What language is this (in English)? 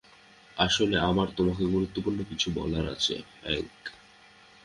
Bangla